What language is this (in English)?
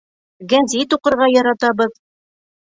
Bashkir